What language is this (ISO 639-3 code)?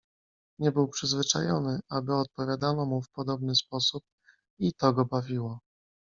pol